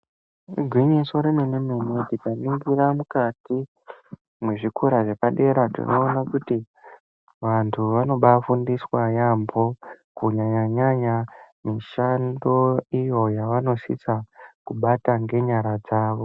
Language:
Ndau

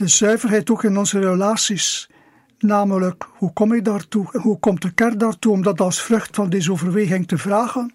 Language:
Dutch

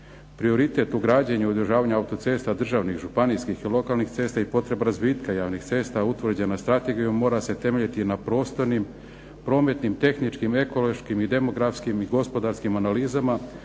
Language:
Croatian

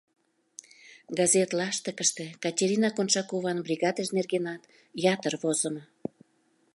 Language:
Mari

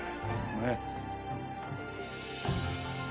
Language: Japanese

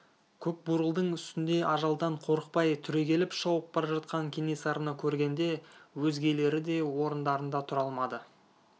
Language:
Kazakh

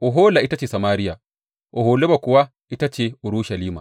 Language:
Hausa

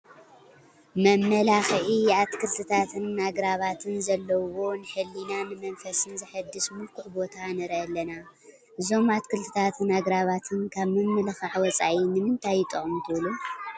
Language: Tigrinya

